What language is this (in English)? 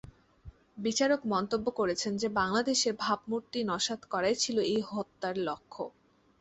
Bangla